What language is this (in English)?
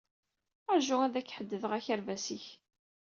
Kabyle